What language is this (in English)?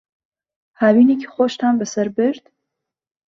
Central Kurdish